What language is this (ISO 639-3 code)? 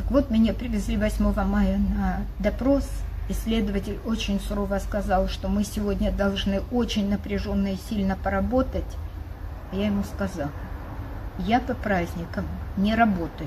rus